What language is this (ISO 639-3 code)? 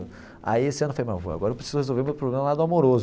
por